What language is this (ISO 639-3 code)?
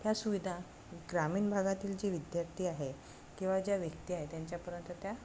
mar